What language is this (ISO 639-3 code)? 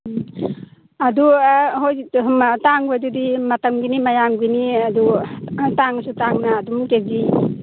mni